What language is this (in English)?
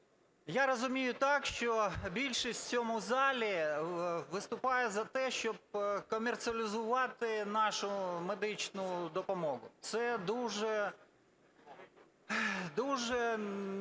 Ukrainian